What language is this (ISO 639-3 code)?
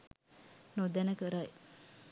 sin